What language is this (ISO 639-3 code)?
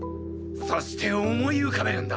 jpn